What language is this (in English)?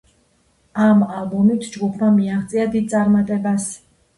Georgian